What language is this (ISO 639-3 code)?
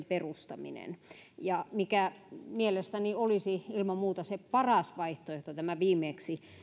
fin